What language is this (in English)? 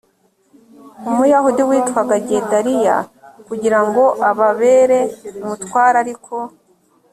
Kinyarwanda